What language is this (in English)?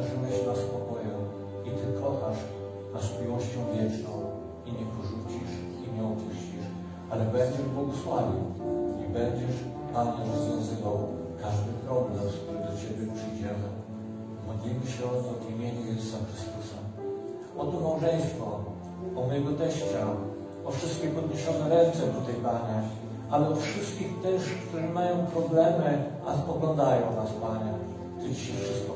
Polish